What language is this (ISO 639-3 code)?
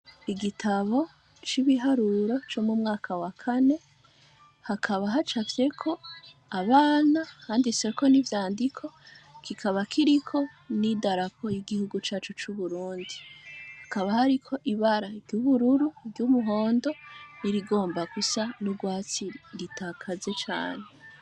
run